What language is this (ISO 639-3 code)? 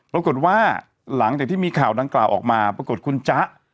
tha